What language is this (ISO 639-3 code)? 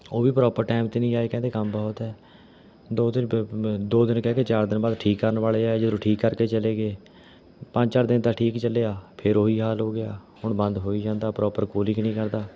pan